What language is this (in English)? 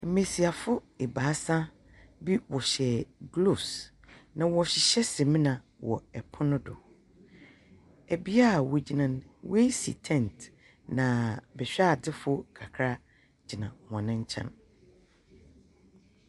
Akan